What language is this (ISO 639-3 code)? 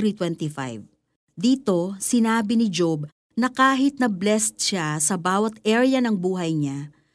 fil